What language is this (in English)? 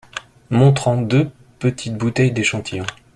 French